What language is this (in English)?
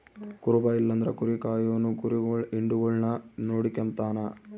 Kannada